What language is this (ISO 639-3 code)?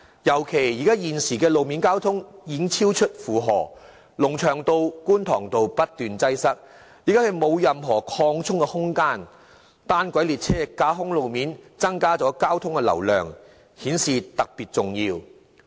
yue